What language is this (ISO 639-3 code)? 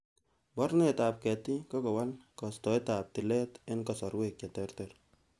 kln